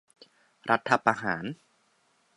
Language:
Thai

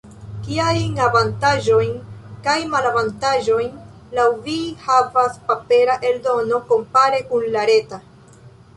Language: Esperanto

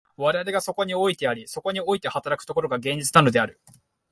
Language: Japanese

